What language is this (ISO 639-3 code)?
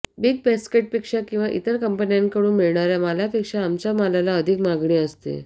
mar